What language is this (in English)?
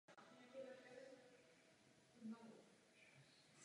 Czech